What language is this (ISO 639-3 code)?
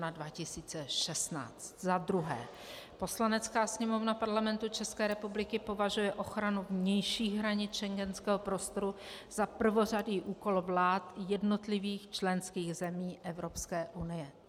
ces